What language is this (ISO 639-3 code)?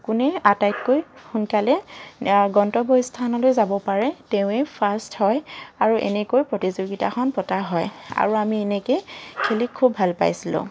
asm